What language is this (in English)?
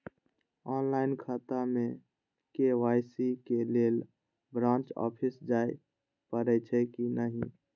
Maithili